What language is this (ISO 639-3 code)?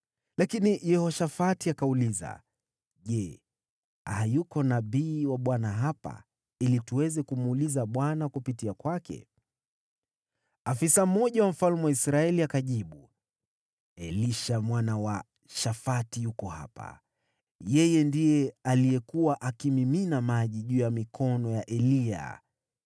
swa